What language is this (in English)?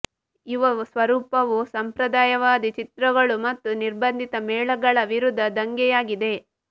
Kannada